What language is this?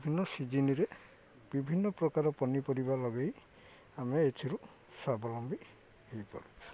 Odia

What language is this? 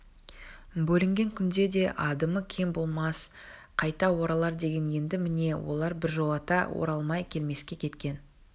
Kazakh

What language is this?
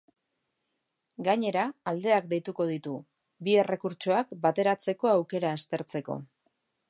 Basque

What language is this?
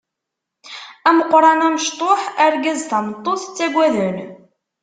Kabyle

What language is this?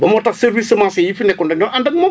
Wolof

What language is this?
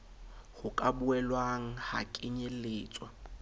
Southern Sotho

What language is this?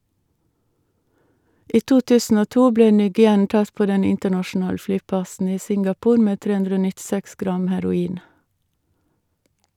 Norwegian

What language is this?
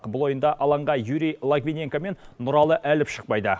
Kazakh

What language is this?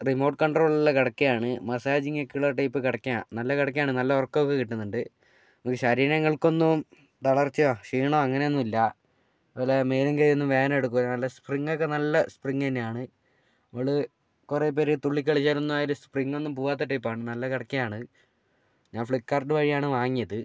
Malayalam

